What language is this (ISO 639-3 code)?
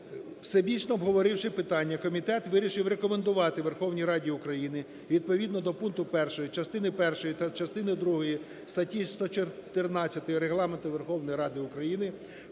ukr